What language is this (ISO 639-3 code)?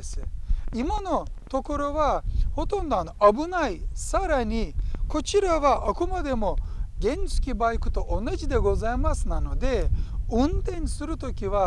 jpn